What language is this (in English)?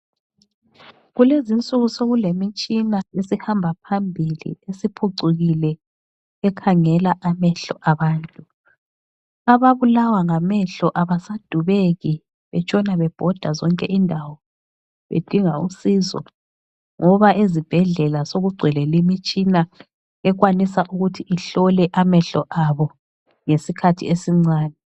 North Ndebele